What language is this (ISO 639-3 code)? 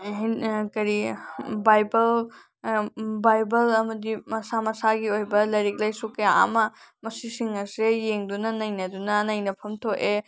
mni